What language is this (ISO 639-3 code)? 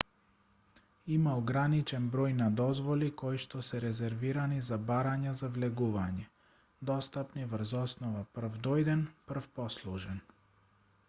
mkd